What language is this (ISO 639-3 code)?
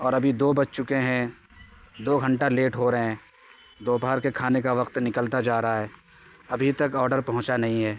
urd